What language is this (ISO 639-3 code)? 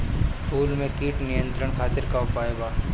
bho